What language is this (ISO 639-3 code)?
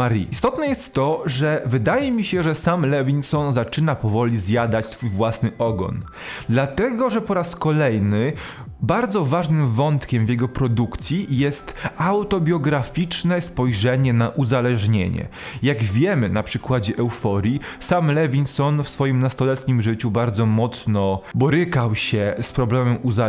pol